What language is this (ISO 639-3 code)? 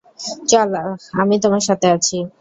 ben